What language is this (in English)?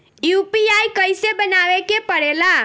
Bhojpuri